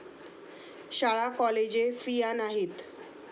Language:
Marathi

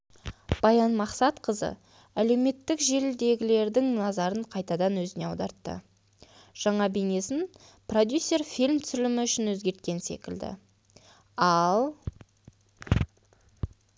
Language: Kazakh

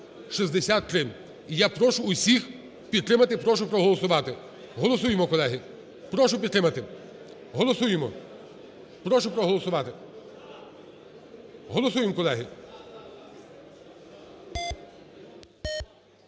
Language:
Ukrainian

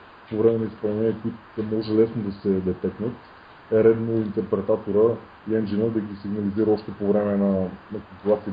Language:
Bulgarian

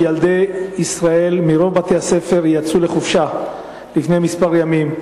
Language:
Hebrew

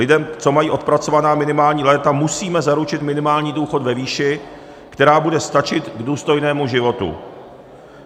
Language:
Czech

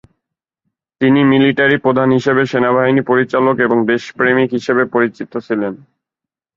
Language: Bangla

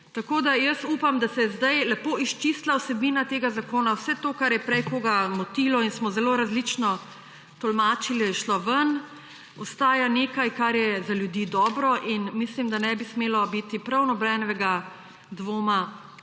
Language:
Slovenian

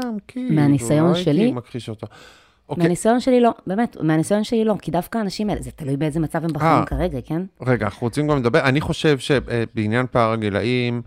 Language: Hebrew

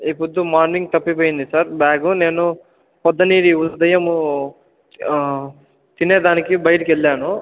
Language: Telugu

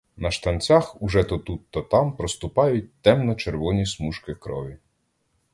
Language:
Ukrainian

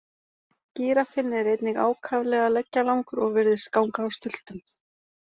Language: Icelandic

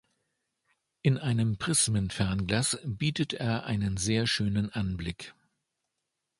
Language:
German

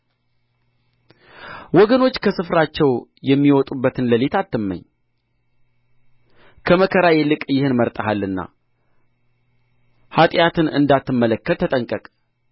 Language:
Amharic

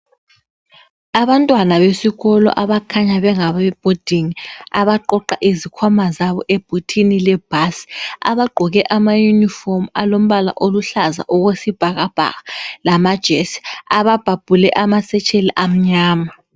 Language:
North Ndebele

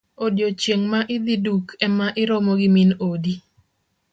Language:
Luo (Kenya and Tanzania)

